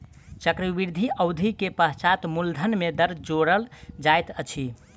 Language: Maithili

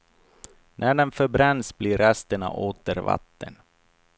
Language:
Swedish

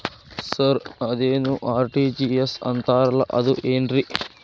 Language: Kannada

